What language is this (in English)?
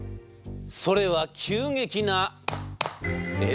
Japanese